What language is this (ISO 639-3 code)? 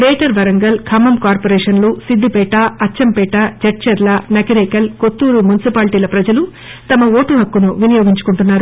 tel